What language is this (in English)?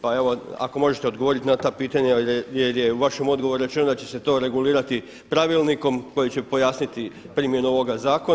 Croatian